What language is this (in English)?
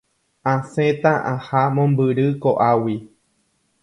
Guarani